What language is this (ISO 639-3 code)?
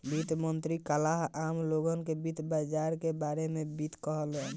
bho